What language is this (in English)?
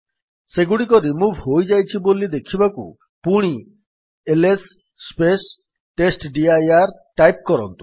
Odia